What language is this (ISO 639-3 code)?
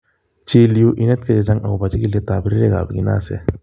kln